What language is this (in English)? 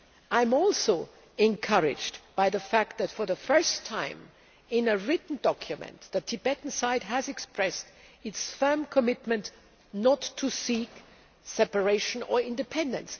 English